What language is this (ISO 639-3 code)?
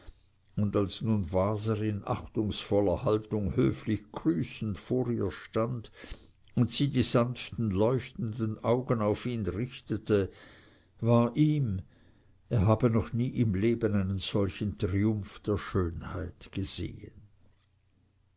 deu